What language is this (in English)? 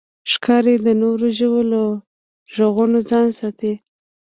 Pashto